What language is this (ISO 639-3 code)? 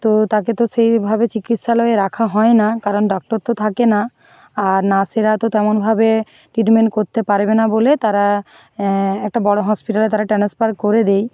ben